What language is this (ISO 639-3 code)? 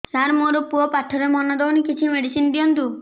ori